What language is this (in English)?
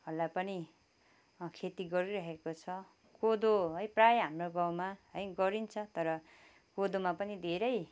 Nepali